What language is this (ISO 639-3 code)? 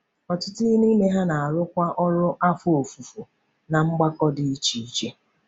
ibo